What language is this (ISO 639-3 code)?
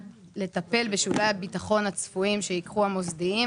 heb